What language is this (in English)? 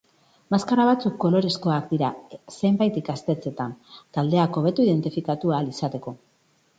Basque